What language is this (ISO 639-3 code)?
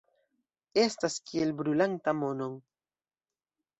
epo